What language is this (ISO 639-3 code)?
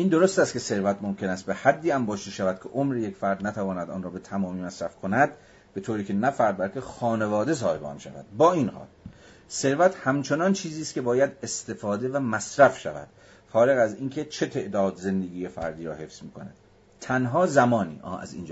fas